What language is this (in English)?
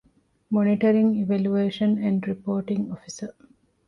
Divehi